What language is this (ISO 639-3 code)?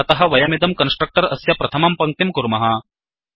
san